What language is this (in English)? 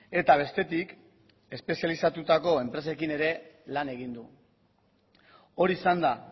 Basque